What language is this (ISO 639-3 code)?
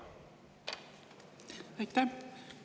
est